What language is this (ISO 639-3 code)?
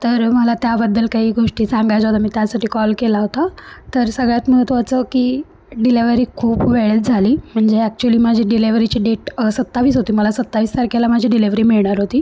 mar